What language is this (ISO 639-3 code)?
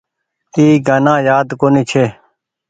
gig